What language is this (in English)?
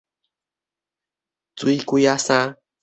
Min Nan Chinese